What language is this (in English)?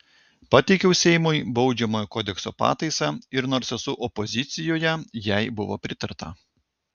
Lithuanian